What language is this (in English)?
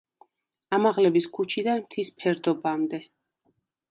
Georgian